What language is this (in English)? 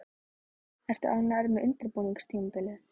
Icelandic